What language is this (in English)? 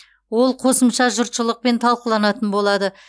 Kazakh